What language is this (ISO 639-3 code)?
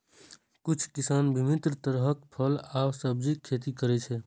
mai